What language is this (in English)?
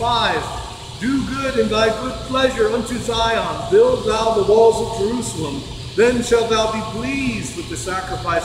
English